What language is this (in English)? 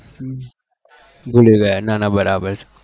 Gujarati